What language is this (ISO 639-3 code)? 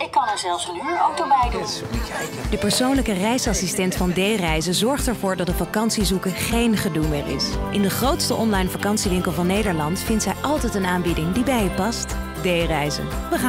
nld